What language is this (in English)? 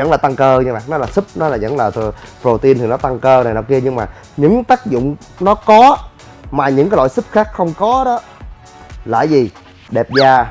Vietnamese